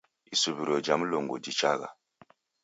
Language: Taita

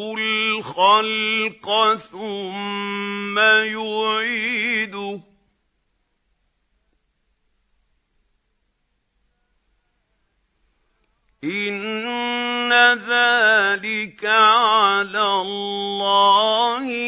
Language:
Arabic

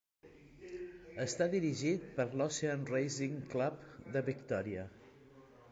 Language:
Catalan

